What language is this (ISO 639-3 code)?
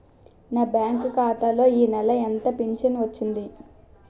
tel